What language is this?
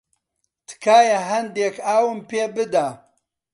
Central Kurdish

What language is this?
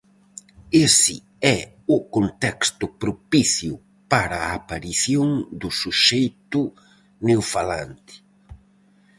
Galician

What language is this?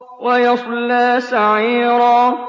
Arabic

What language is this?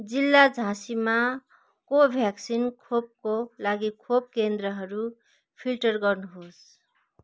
Nepali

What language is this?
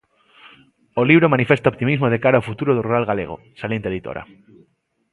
Galician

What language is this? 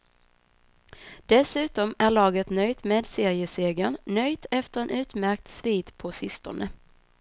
Swedish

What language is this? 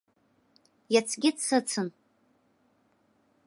Abkhazian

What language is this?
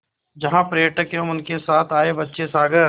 Hindi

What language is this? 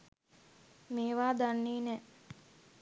Sinhala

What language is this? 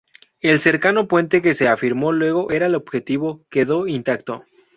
Spanish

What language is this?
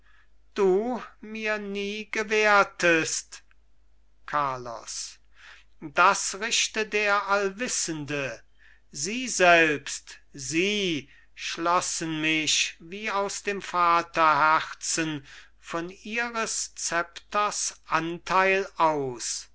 German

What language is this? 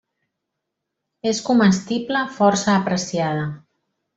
Catalan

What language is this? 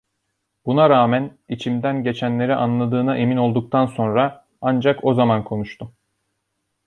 Turkish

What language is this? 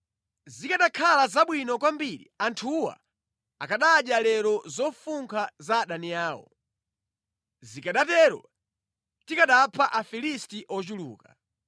Nyanja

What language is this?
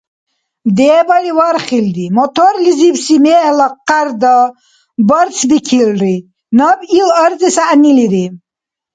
Dargwa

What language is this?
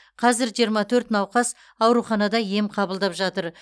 Kazakh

